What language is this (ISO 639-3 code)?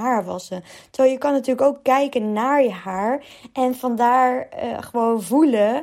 nld